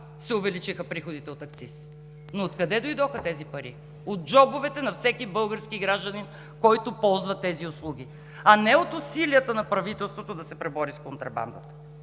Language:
Bulgarian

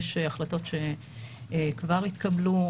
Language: Hebrew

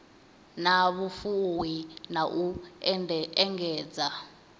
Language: Venda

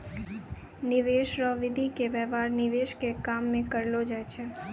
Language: Maithili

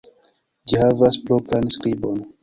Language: Esperanto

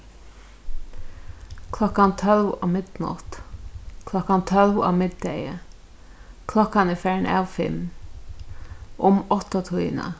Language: Faroese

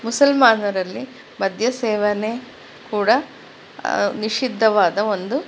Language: Kannada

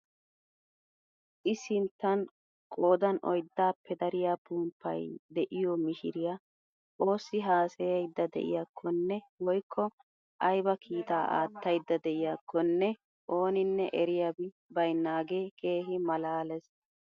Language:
Wolaytta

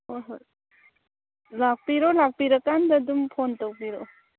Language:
Manipuri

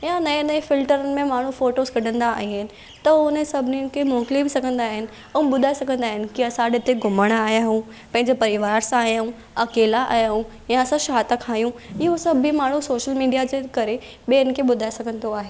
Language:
Sindhi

